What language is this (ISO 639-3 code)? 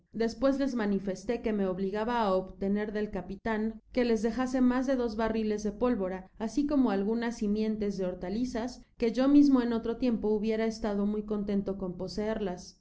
spa